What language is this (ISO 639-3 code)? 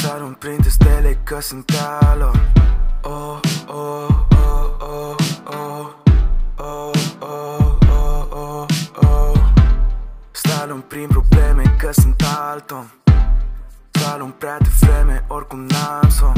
ron